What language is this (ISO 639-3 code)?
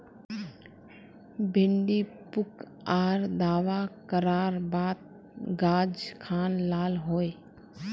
mag